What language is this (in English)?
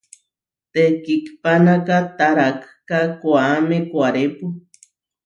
Huarijio